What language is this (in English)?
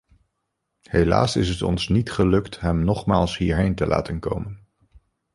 Dutch